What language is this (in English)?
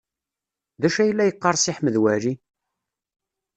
Kabyle